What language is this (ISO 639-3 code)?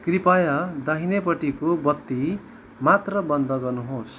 nep